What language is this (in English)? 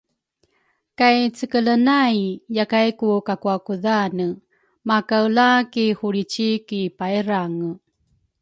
Rukai